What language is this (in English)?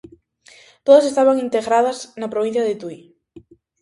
Galician